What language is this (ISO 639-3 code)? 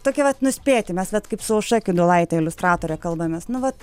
lit